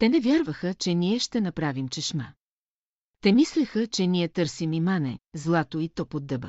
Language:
Bulgarian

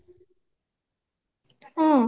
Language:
Odia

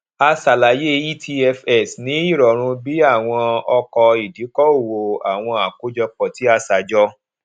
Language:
Yoruba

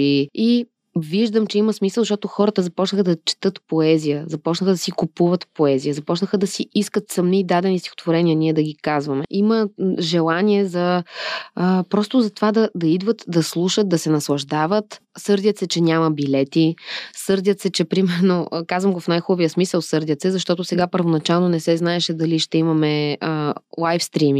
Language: Bulgarian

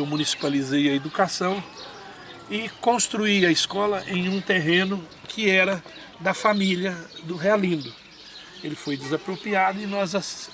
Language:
Portuguese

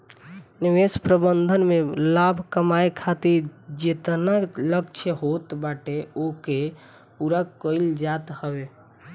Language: Bhojpuri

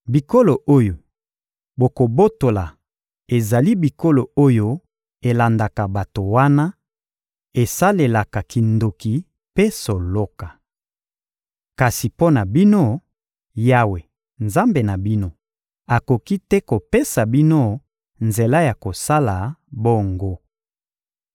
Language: Lingala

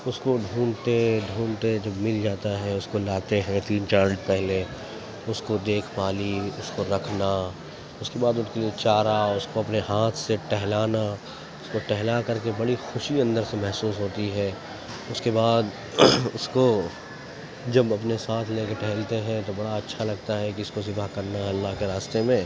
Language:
Urdu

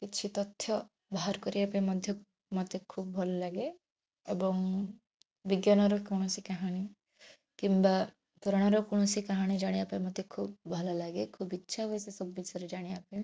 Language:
Odia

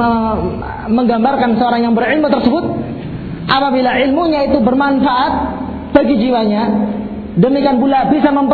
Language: Malay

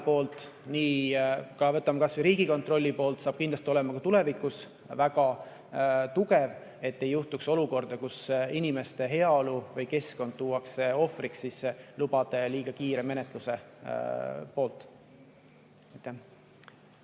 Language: Estonian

